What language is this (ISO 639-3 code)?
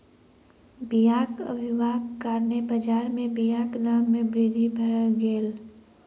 mai